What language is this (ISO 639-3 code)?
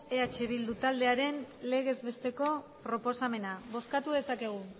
eus